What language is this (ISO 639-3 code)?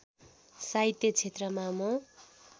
nep